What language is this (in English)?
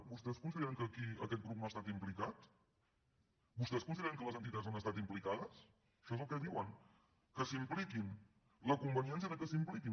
Catalan